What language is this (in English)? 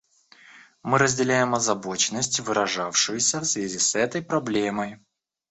Russian